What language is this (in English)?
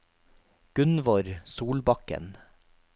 Norwegian